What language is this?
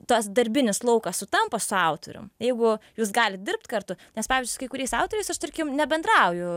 Lithuanian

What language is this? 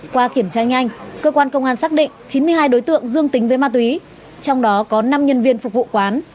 Vietnamese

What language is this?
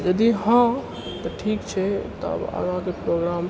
Maithili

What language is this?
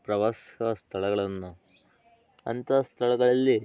Kannada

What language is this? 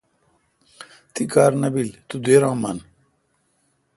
Kalkoti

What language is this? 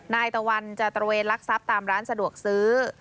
Thai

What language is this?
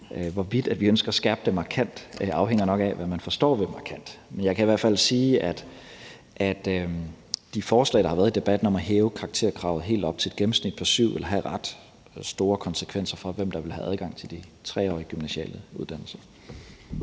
Danish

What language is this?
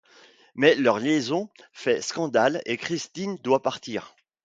French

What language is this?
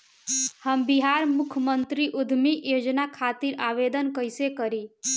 Bhojpuri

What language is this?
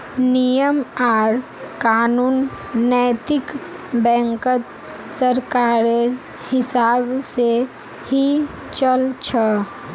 Magahi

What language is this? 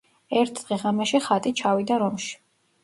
Georgian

